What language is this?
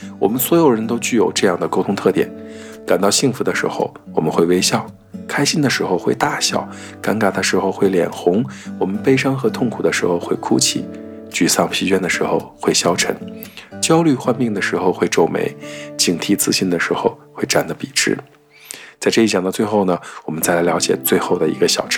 Chinese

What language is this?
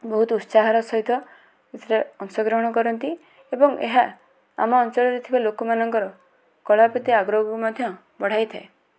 Odia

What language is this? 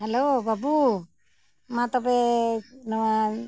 Santali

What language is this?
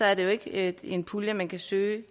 Danish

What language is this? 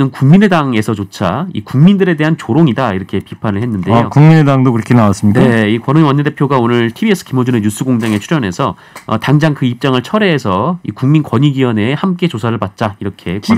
Korean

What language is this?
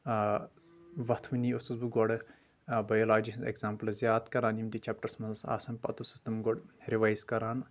Kashmiri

